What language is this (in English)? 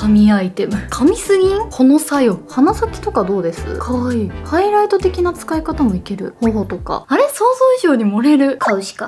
Japanese